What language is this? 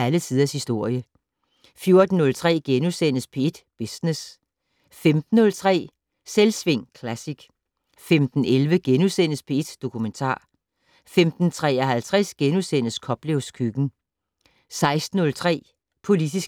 Danish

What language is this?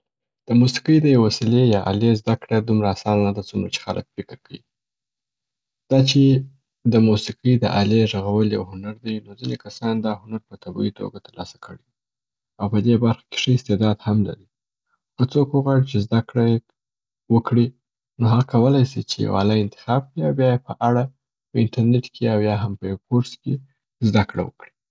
Southern Pashto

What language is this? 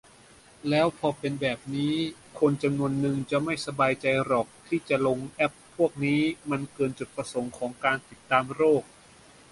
Thai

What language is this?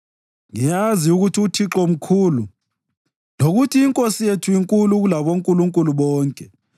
North Ndebele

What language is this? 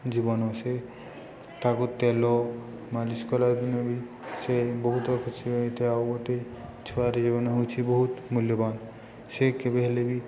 Odia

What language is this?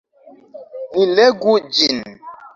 Esperanto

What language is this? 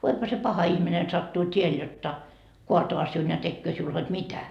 Finnish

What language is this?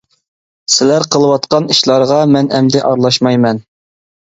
Uyghur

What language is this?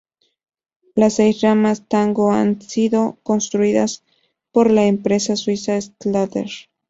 Spanish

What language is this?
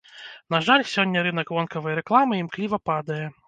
Belarusian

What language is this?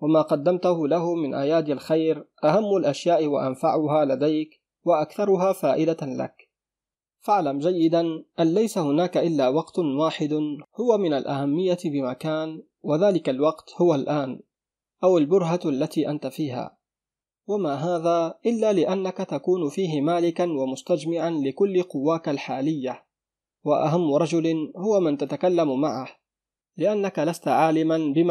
Arabic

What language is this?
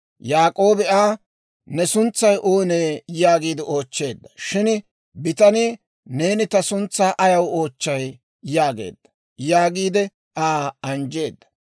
Dawro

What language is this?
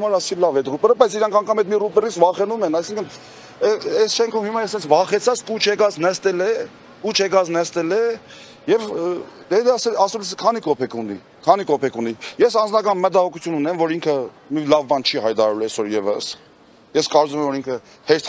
Turkish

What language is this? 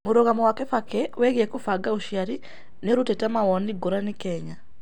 Kikuyu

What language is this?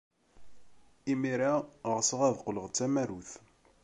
Kabyle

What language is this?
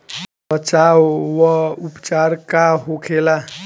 Bhojpuri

